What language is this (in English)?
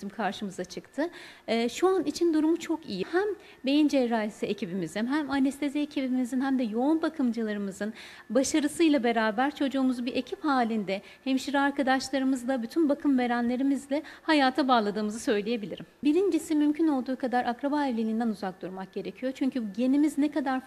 Turkish